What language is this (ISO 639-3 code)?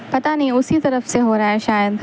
urd